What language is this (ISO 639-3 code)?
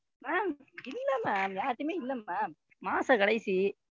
tam